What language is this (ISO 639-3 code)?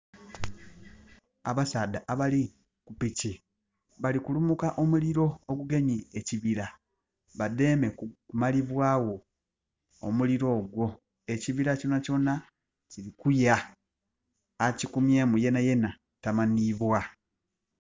xog